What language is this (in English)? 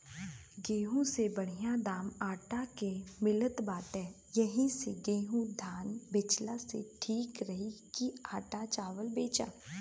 Bhojpuri